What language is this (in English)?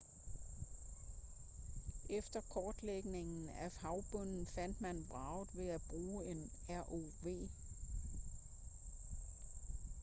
Danish